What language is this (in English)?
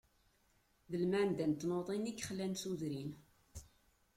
Kabyle